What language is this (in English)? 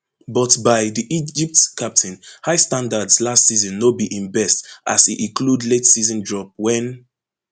Nigerian Pidgin